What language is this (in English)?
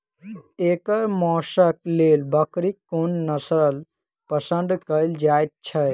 Maithili